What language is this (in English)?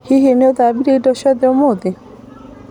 Kikuyu